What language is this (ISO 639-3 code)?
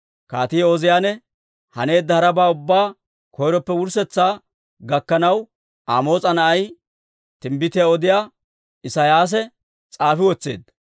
dwr